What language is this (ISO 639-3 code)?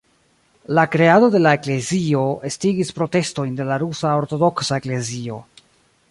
epo